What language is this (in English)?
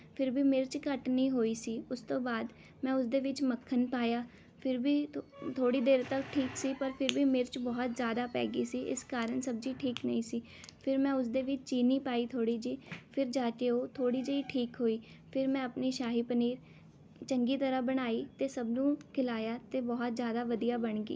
Punjabi